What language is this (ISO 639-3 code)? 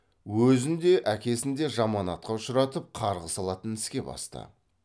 kaz